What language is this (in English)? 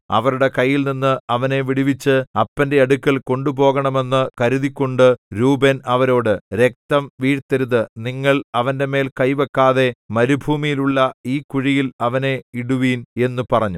Malayalam